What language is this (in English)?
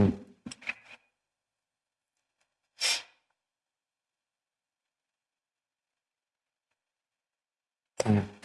Russian